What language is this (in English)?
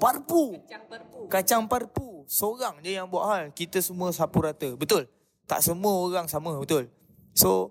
Malay